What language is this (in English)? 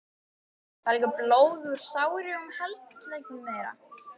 Icelandic